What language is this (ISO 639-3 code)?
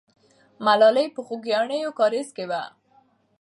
pus